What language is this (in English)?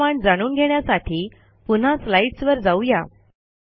Marathi